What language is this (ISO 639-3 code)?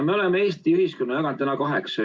est